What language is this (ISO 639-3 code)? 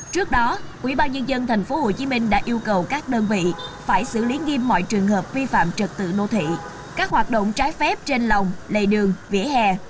vie